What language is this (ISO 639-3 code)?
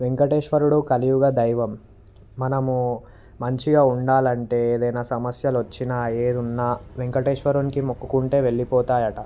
tel